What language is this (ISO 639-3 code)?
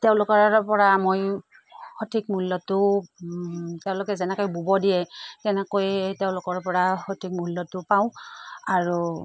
asm